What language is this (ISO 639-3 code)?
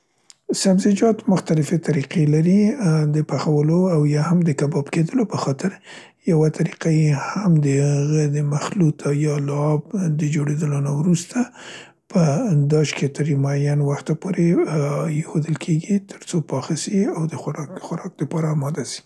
pst